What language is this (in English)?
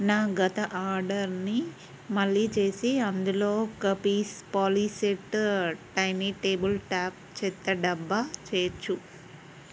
Telugu